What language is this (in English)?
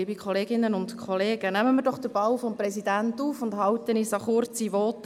Swiss German